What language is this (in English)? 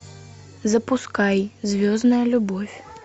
Russian